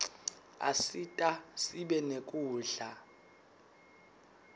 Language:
Swati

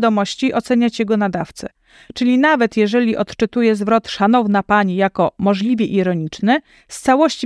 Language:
Polish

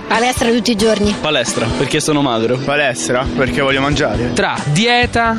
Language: Italian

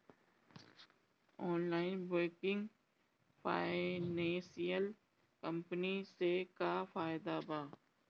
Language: Bhojpuri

